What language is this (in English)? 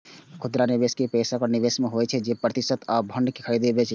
Maithili